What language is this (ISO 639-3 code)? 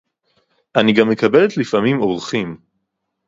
heb